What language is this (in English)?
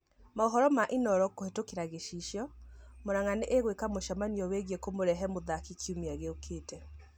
Kikuyu